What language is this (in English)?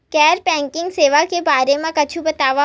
Chhattisgarhi